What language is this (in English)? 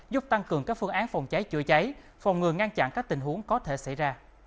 Vietnamese